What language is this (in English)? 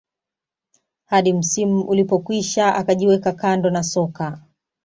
Swahili